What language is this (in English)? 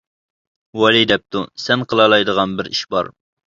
Uyghur